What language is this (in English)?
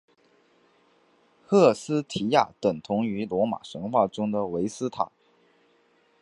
Chinese